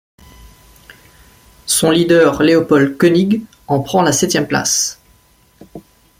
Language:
French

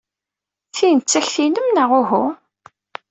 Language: Kabyle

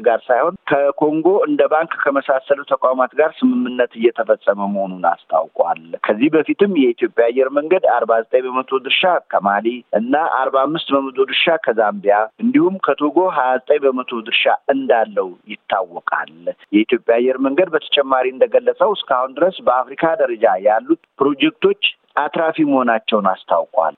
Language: Amharic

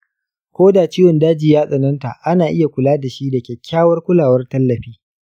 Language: Hausa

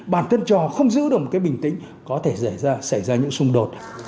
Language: Vietnamese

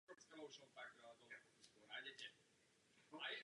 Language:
Czech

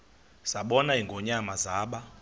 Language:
Xhosa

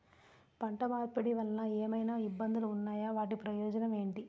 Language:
Telugu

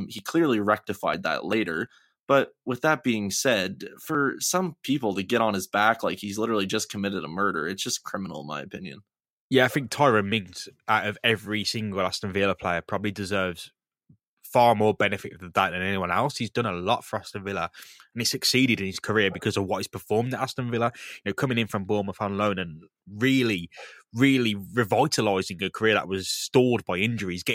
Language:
English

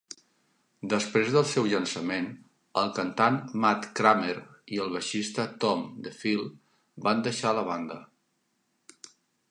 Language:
Catalan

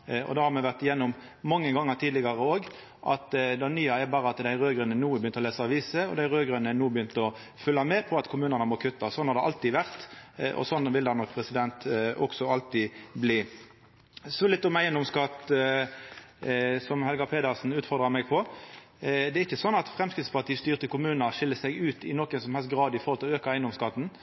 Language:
Norwegian Nynorsk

